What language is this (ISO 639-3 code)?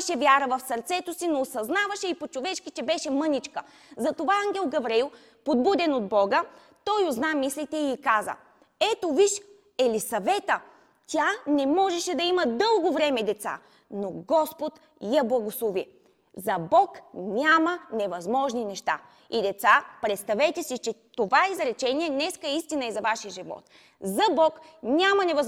bul